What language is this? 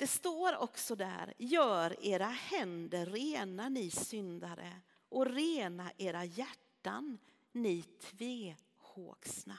Swedish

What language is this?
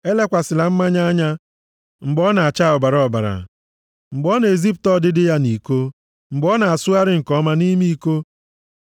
Igbo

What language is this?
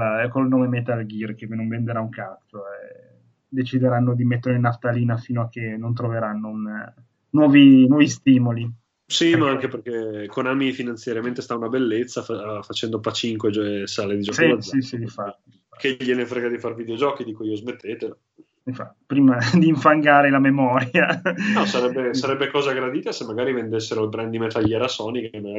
Italian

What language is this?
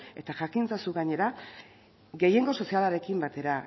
Basque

